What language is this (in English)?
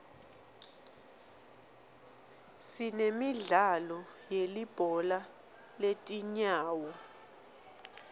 Swati